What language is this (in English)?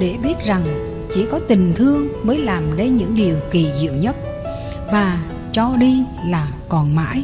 Vietnamese